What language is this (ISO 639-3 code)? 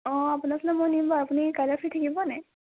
asm